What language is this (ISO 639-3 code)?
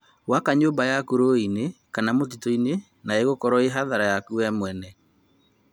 kik